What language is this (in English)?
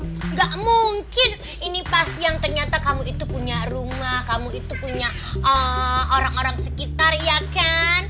Indonesian